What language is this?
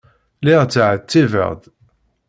Kabyle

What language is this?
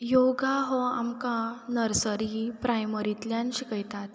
Konkani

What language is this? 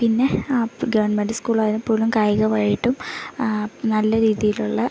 Malayalam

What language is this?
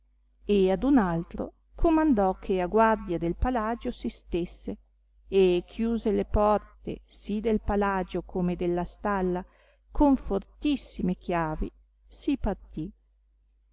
Italian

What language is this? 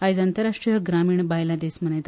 Konkani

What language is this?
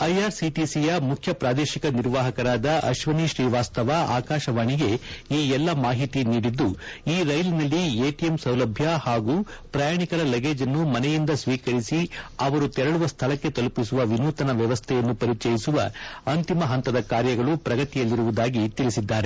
Kannada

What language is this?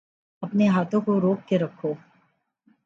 Urdu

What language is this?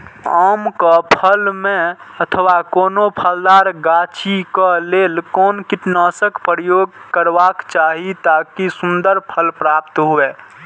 Maithili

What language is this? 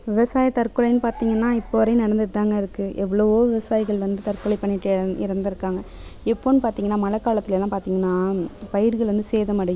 Tamil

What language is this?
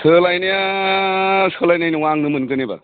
Bodo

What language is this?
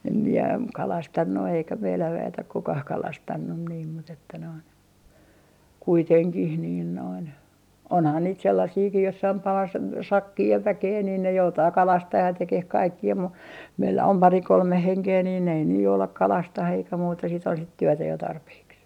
Finnish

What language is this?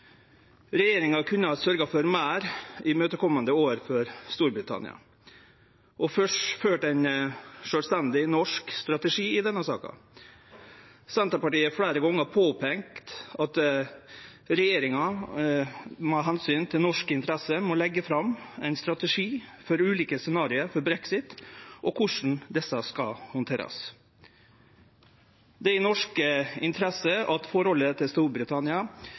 Norwegian Nynorsk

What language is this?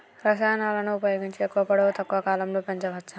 Telugu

